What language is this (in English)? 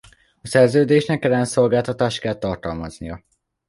Hungarian